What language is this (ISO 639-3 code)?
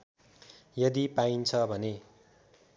nep